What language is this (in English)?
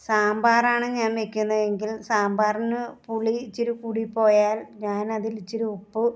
Malayalam